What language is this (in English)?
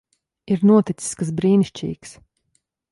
Latvian